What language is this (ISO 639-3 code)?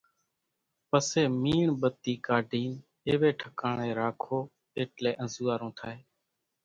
gjk